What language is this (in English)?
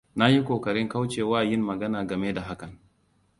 Hausa